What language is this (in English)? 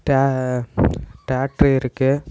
Tamil